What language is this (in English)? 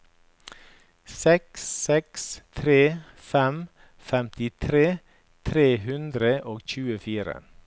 Norwegian